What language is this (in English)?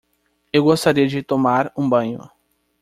Portuguese